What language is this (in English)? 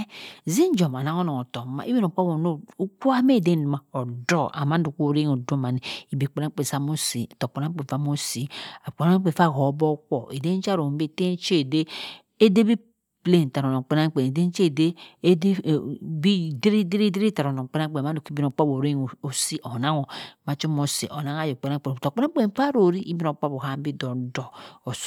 Cross River Mbembe